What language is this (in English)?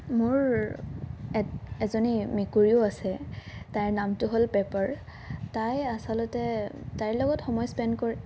Assamese